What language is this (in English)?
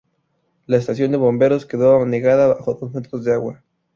Spanish